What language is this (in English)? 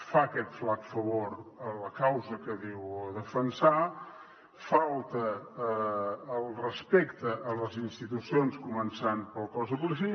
Catalan